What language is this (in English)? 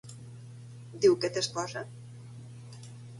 Catalan